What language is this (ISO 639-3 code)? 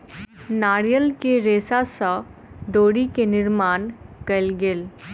mai